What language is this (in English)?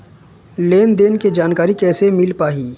Chhattisgarhi